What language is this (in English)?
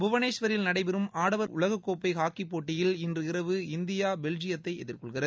Tamil